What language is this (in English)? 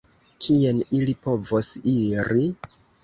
Esperanto